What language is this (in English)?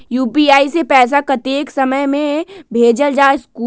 Magahi